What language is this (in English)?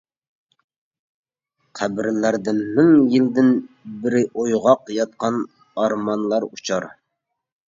Uyghur